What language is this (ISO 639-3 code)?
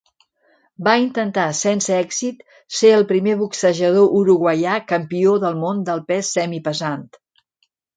cat